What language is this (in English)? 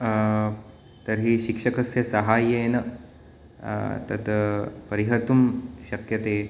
Sanskrit